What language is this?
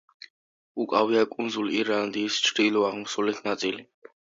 Georgian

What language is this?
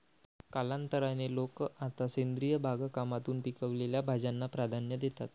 Marathi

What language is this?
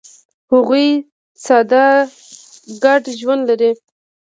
Pashto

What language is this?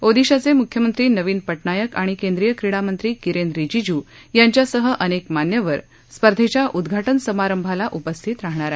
Marathi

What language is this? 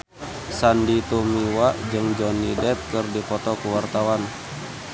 Sundanese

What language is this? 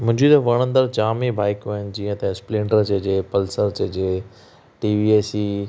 Sindhi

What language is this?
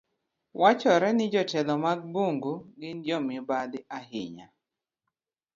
Luo (Kenya and Tanzania)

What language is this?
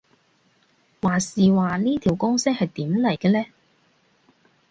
Cantonese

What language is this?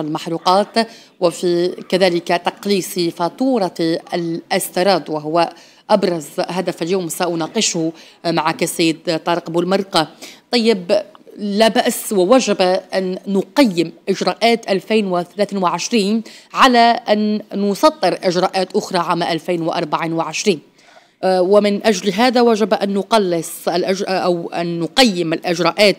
Arabic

